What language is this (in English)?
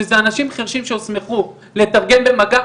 Hebrew